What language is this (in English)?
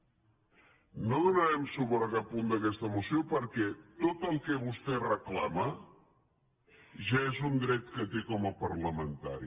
Catalan